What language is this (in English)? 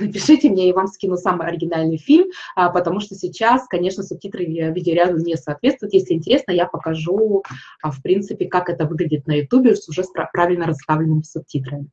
Russian